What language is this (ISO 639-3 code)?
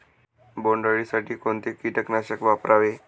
mar